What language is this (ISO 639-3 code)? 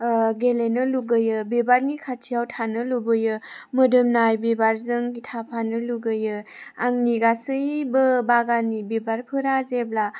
brx